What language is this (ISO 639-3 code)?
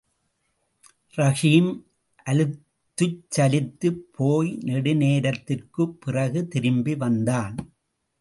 tam